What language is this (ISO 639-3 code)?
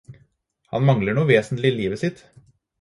nob